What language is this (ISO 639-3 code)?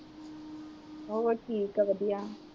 pan